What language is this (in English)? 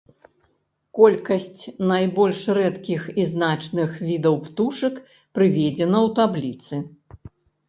Belarusian